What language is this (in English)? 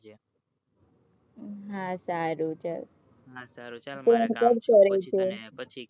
Gujarati